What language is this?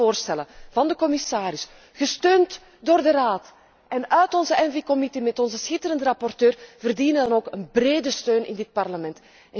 Dutch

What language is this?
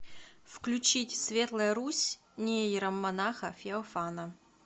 Russian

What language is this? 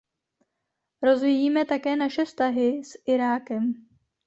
Czech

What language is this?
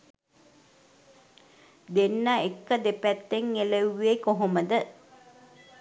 Sinhala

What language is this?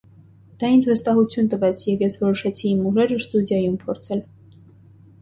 Armenian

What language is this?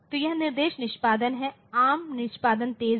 Hindi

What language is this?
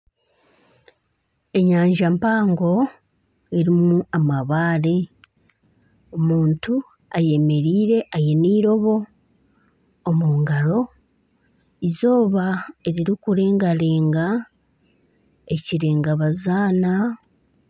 Nyankole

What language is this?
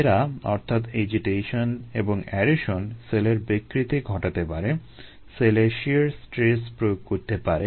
Bangla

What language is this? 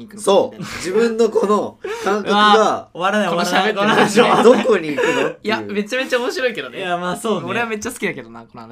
Japanese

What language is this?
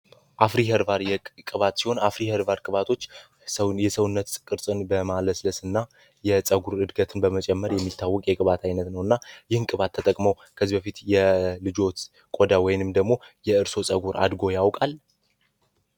Amharic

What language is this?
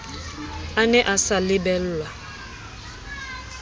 Southern Sotho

